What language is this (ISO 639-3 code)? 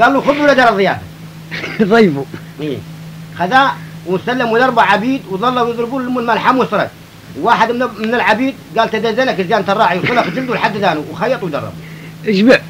ara